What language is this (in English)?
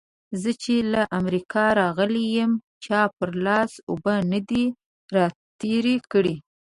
Pashto